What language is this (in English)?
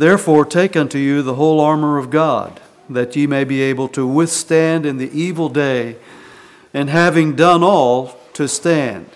English